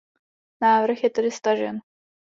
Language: Czech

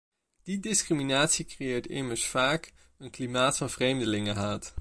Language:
Dutch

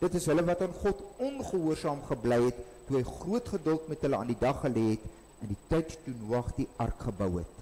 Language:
Dutch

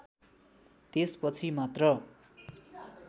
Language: Nepali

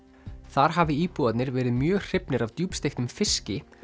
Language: Icelandic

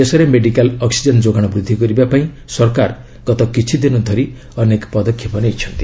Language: Odia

